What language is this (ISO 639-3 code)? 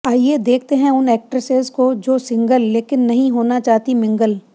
hin